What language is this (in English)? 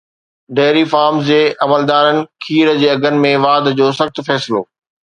Sindhi